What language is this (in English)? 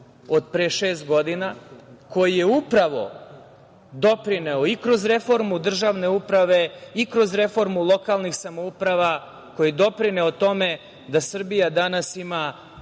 Serbian